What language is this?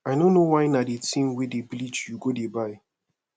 Nigerian Pidgin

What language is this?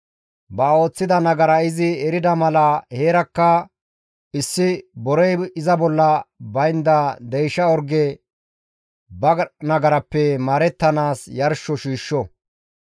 Gamo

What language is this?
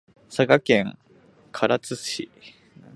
Japanese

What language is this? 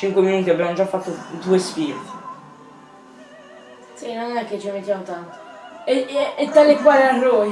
Italian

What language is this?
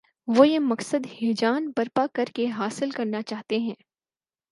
Urdu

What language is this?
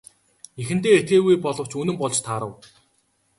Mongolian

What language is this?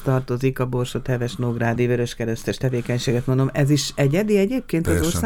Hungarian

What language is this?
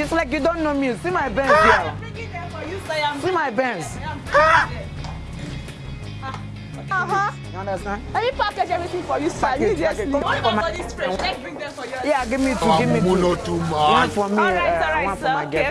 English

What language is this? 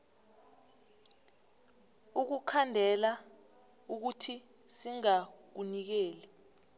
South Ndebele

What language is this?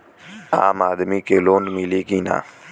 Bhojpuri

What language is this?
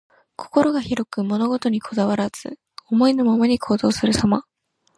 Japanese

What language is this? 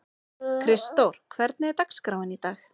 Icelandic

